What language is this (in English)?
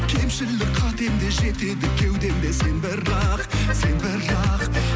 Kazakh